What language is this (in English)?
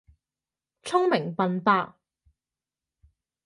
Cantonese